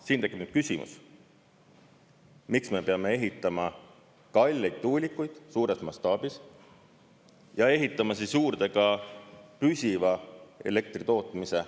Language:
Estonian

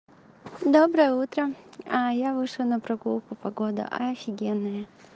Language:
Russian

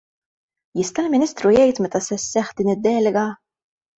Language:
Maltese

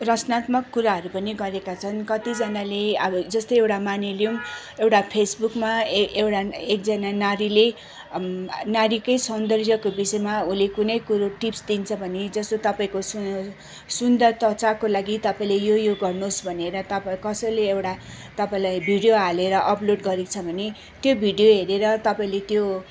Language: Nepali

